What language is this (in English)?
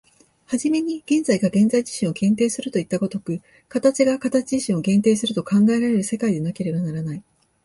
Japanese